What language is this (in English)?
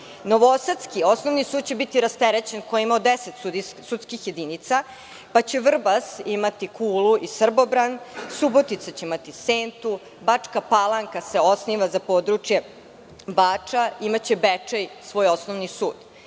Serbian